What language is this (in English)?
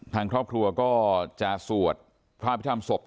Thai